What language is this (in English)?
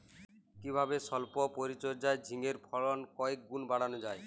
Bangla